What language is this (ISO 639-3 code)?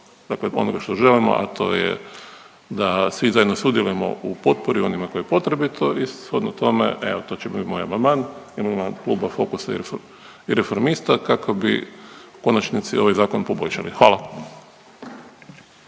hrv